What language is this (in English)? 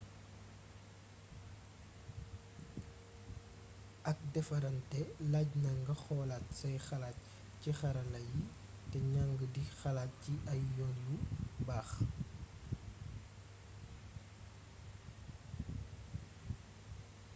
Wolof